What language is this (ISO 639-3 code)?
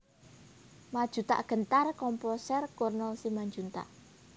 jav